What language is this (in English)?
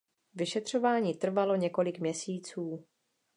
Czech